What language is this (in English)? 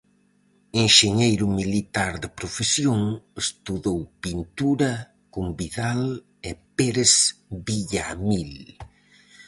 Galician